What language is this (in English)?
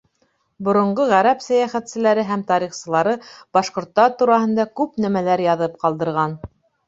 Bashkir